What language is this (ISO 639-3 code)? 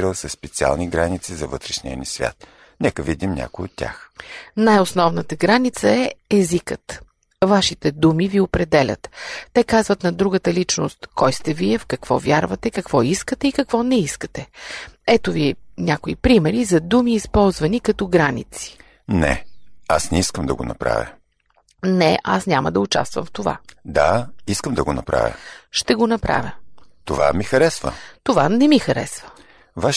bul